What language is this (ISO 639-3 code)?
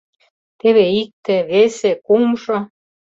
chm